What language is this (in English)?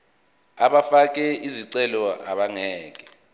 Zulu